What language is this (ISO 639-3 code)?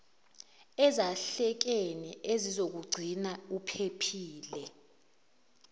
zul